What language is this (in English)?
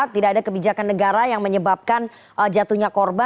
Indonesian